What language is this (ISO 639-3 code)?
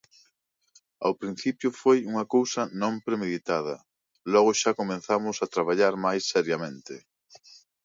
glg